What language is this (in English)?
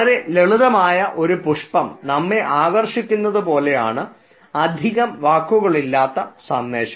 Malayalam